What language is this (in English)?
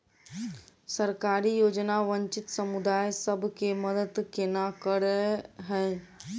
Maithili